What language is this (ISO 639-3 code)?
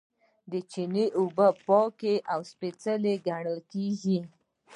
pus